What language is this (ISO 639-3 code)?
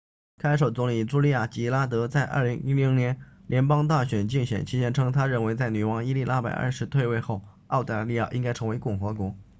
zho